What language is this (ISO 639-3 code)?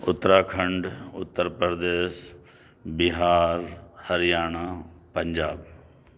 urd